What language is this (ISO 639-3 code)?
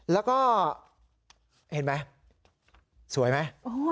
tha